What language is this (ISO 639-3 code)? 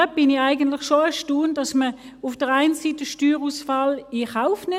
gsw